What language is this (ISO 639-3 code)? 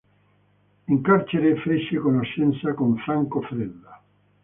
ita